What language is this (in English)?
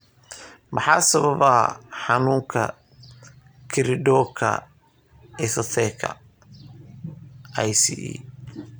Somali